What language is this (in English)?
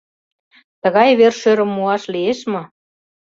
Mari